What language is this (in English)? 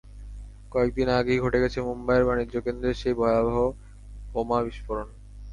Bangla